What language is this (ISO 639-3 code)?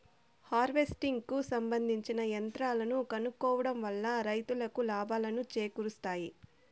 tel